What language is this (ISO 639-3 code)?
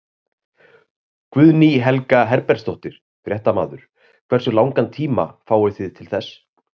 isl